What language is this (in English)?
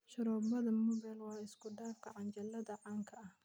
Somali